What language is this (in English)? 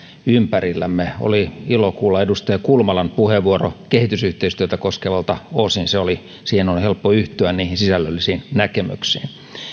Finnish